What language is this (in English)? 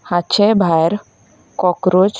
Konkani